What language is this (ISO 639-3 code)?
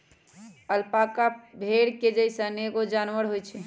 mag